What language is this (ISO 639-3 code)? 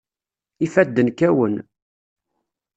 kab